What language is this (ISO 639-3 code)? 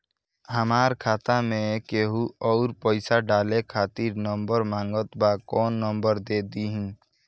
bho